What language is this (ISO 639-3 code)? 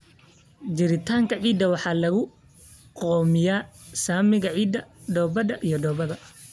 som